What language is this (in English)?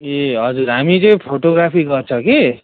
Nepali